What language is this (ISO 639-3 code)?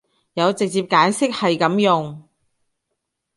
yue